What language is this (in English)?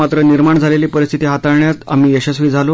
Marathi